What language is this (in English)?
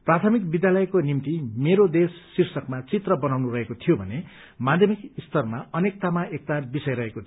Nepali